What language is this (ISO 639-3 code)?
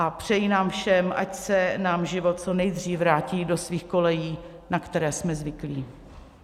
ces